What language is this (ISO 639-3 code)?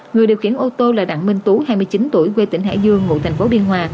vie